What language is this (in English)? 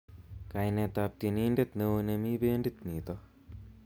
Kalenjin